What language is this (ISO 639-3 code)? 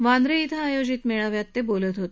mar